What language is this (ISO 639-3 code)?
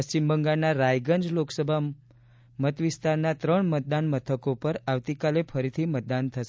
guj